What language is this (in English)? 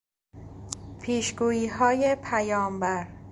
Persian